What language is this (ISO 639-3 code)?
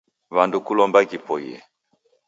dav